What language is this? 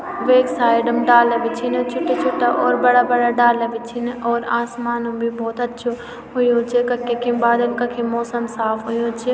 Garhwali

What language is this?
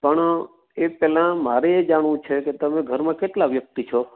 Gujarati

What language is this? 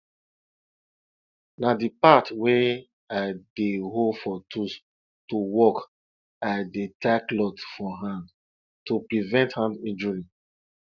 Nigerian Pidgin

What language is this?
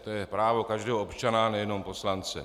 Czech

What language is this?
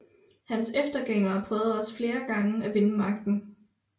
Danish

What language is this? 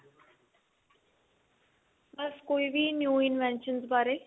Punjabi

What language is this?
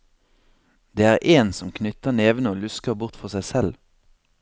Norwegian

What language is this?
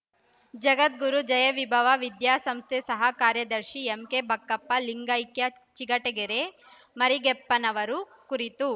Kannada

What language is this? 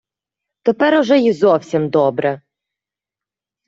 Ukrainian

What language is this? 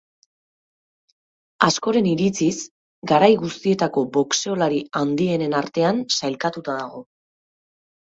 Basque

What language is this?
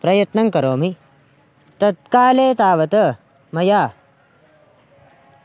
Sanskrit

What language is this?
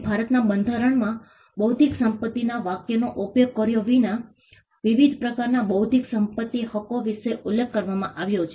Gujarati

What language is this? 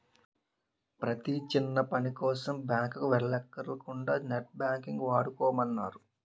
Telugu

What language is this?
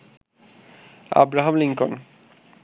Bangla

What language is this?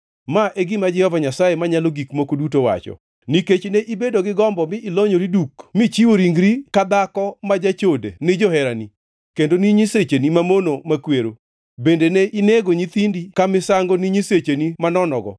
Luo (Kenya and Tanzania)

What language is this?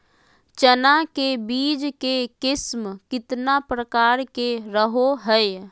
Magahi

